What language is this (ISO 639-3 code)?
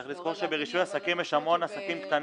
heb